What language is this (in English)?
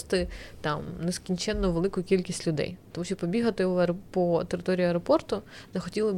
Ukrainian